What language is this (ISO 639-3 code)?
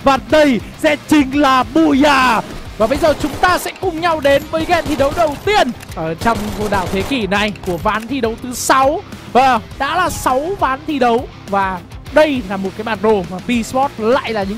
vie